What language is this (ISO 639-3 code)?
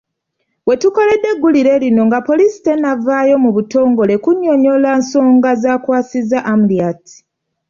lug